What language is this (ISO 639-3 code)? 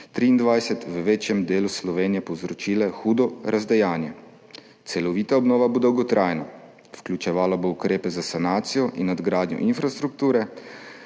slv